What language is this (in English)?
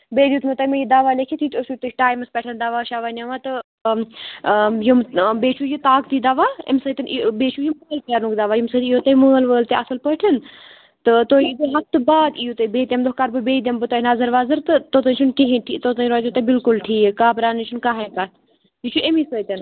Kashmiri